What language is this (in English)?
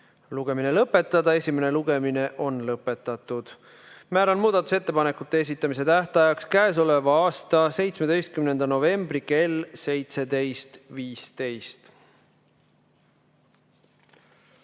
Estonian